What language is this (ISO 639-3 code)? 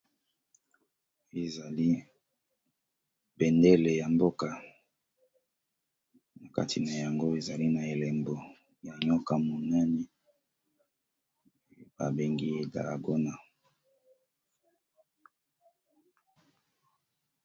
lin